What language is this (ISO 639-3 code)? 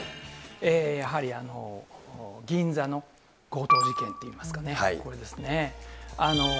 jpn